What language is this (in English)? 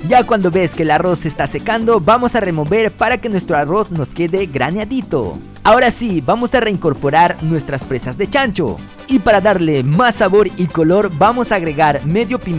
Spanish